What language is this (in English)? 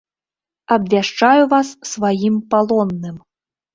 Belarusian